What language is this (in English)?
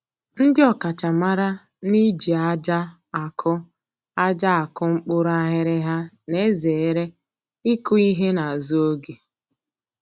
Igbo